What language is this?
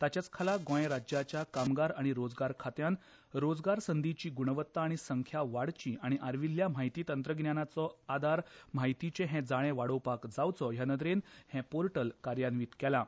Konkani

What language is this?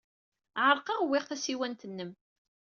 Kabyle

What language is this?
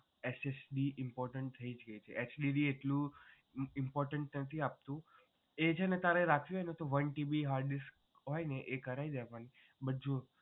Gujarati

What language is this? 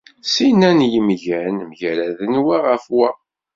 Kabyle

